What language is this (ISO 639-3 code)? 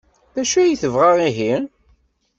kab